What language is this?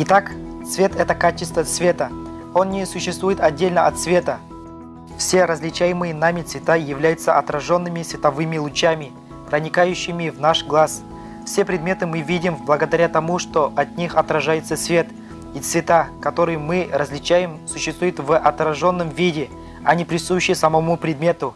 Russian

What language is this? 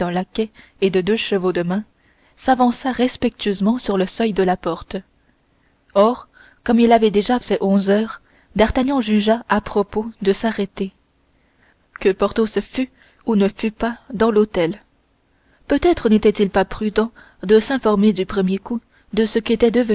French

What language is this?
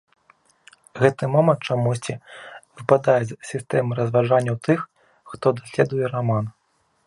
Belarusian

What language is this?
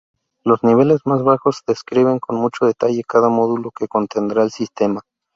Spanish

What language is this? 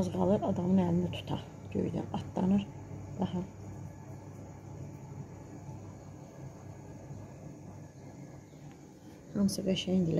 Turkish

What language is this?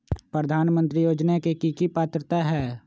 Magahi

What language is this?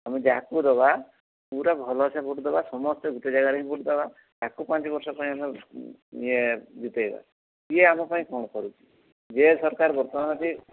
Odia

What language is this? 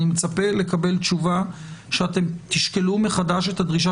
Hebrew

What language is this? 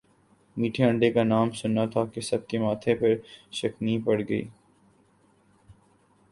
Urdu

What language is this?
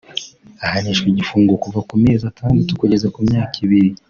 Kinyarwanda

